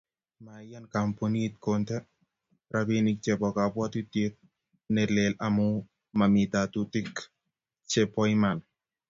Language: Kalenjin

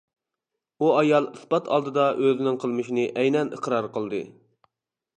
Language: Uyghur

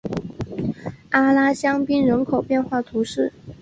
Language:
Chinese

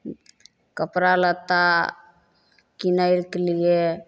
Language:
Maithili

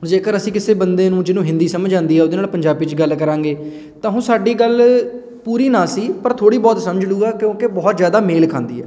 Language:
Punjabi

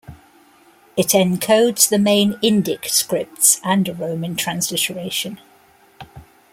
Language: English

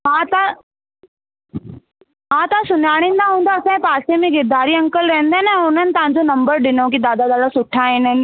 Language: Sindhi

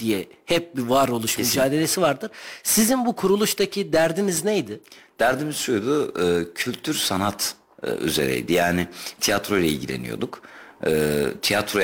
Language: Turkish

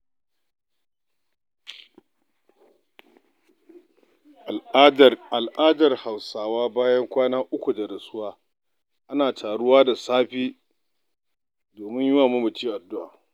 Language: Hausa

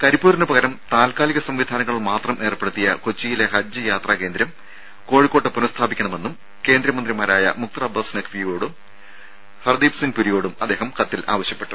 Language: Malayalam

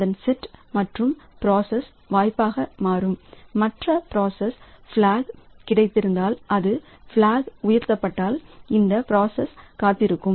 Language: Tamil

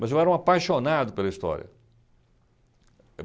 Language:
Portuguese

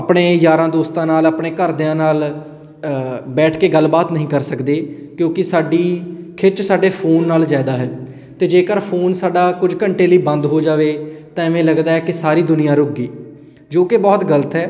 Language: Punjabi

